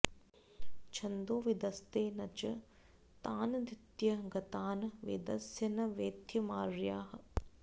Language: Sanskrit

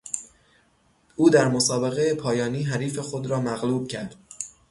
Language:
Persian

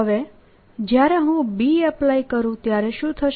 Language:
Gujarati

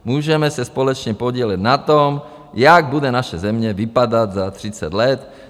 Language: Czech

